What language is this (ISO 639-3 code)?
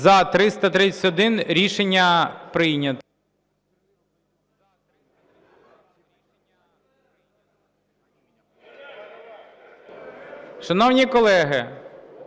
ukr